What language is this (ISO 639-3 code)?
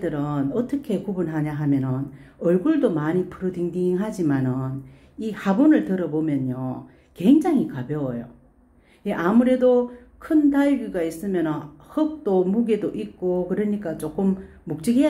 kor